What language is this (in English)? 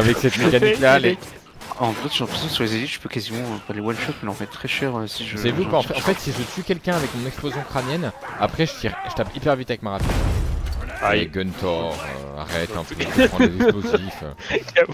French